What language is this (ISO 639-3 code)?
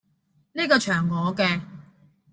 yue